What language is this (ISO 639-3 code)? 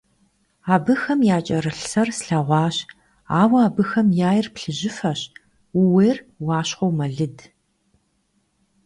kbd